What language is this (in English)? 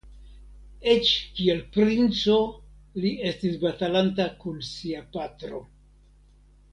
Esperanto